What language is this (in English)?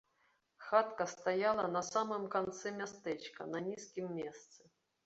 Belarusian